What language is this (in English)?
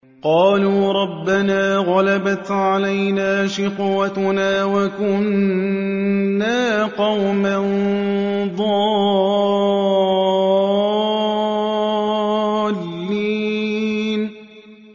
Arabic